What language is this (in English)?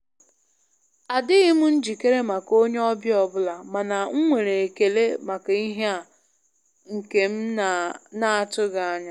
Igbo